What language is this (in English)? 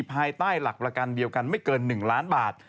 Thai